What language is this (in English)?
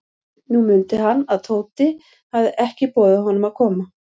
Icelandic